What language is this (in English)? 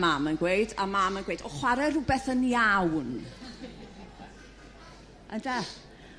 Welsh